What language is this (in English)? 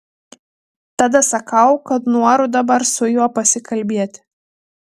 Lithuanian